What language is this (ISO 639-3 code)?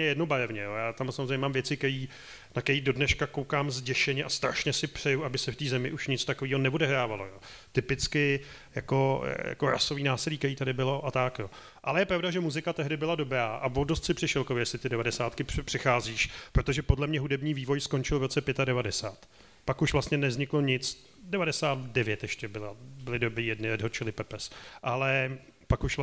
ces